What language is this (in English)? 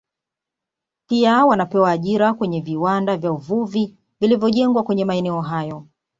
Swahili